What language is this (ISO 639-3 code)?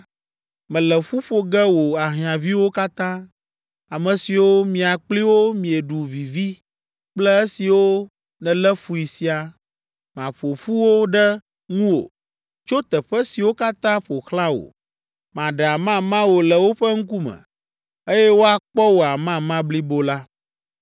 ewe